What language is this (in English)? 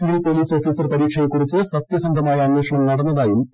Malayalam